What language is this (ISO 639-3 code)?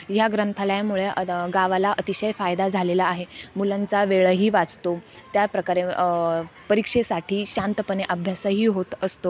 mar